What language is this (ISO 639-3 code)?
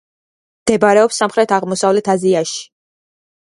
kat